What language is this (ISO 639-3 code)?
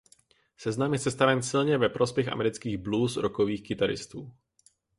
ces